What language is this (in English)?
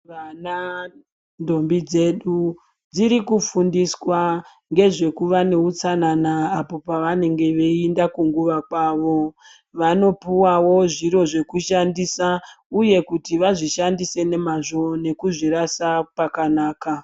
Ndau